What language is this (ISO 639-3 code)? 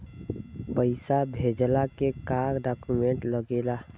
bho